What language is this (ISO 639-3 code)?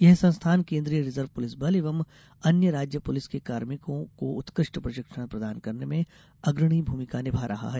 hin